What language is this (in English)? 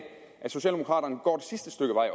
Danish